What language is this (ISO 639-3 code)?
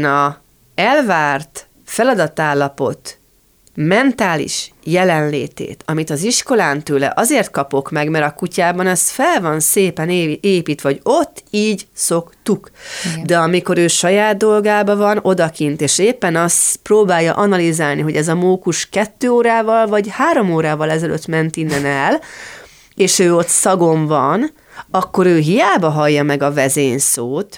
hun